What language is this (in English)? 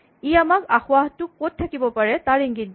Assamese